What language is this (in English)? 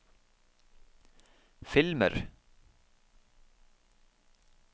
Norwegian